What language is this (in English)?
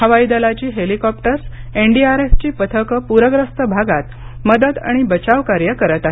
Marathi